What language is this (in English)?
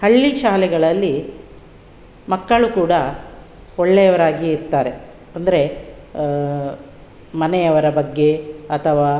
Kannada